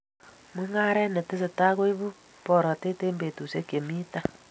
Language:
Kalenjin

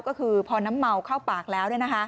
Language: Thai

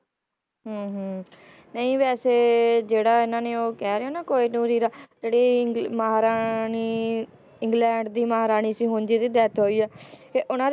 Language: Punjabi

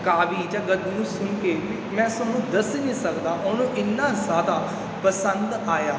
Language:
Punjabi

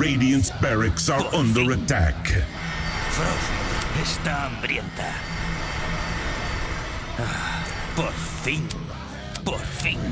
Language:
Spanish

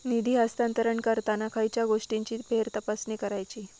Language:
Marathi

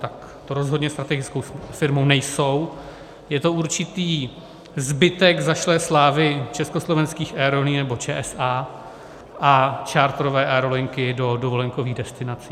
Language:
Czech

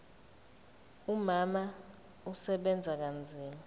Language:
Zulu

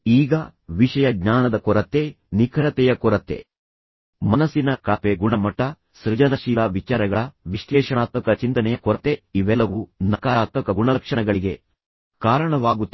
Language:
Kannada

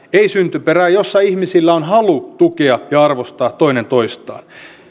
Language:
Finnish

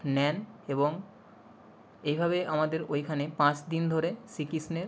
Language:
Bangla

